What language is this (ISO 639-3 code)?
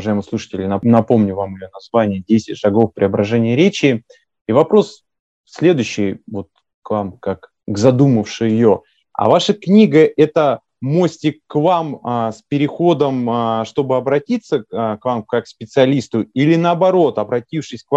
rus